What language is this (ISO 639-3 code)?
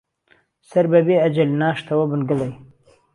ckb